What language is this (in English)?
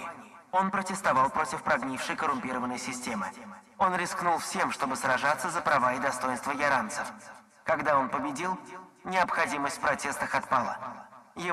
Russian